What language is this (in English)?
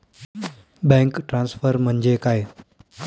Marathi